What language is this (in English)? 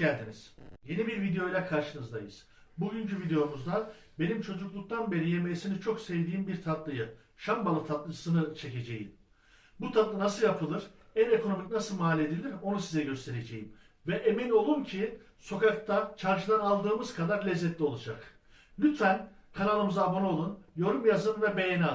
Turkish